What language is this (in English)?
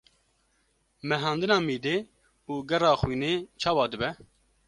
Kurdish